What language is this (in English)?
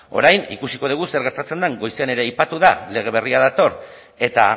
Basque